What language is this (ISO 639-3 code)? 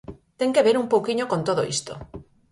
glg